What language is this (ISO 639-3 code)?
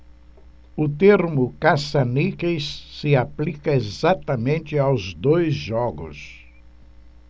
por